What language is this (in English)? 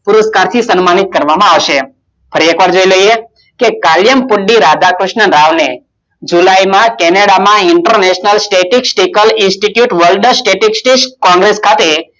Gujarati